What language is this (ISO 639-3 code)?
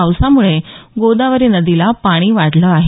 mar